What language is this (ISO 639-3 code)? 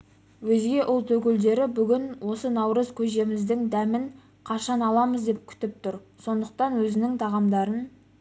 kaz